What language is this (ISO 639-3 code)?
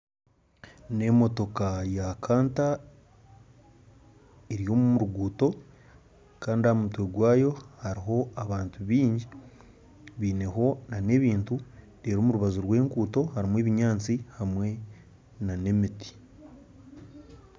nyn